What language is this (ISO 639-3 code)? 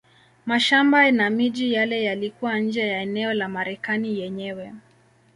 swa